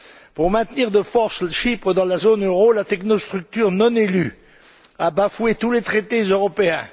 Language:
French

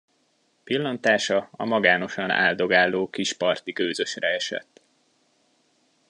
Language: Hungarian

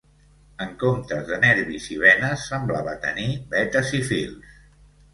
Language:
Catalan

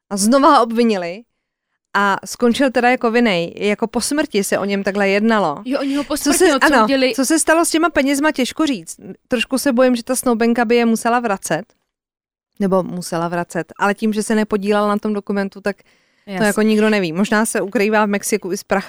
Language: Czech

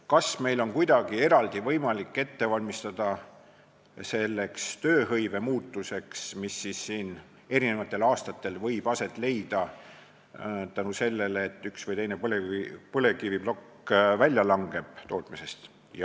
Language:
Estonian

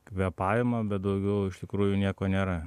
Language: Lithuanian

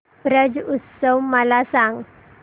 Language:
Marathi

